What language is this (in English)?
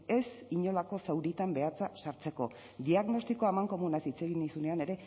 Basque